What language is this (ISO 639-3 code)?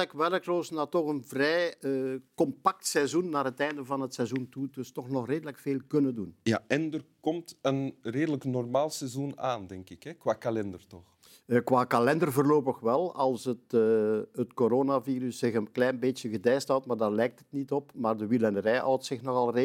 nld